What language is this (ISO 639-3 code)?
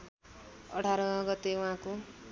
nep